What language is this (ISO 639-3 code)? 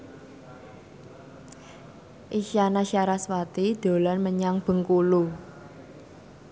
jav